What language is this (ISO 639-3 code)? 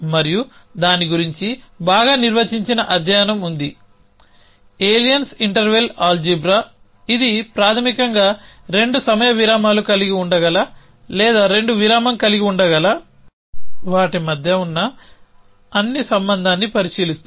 tel